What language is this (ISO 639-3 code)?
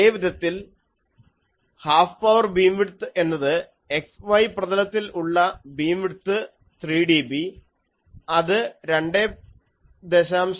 mal